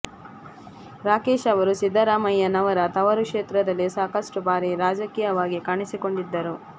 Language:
Kannada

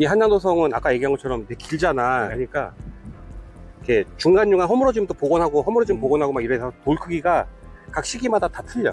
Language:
Korean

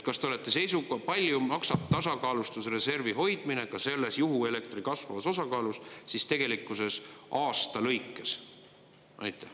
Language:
Estonian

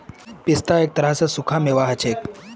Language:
Magahi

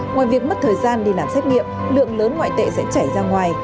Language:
Vietnamese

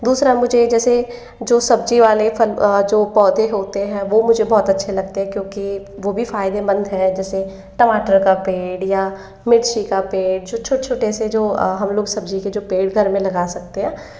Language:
Hindi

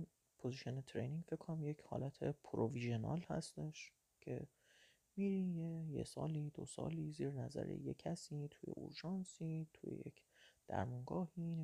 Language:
Persian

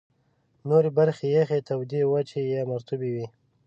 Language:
Pashto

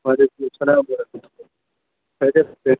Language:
Urdu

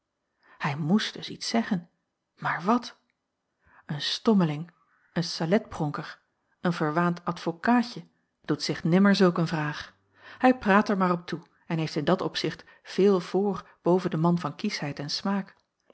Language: Dutch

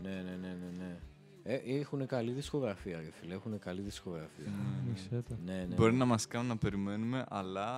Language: Greek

